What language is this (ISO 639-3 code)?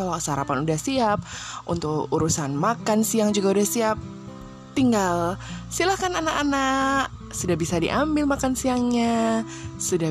ind